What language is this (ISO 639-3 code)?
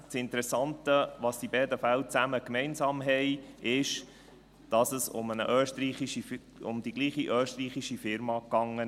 gsw